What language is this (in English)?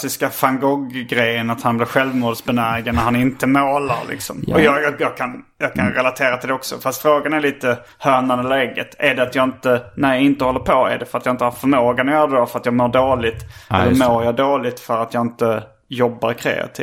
Swedish